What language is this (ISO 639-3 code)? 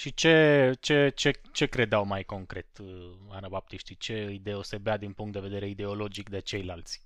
ron